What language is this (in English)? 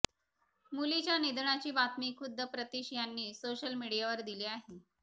Marathi